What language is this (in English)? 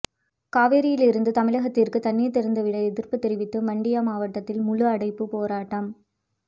Tamil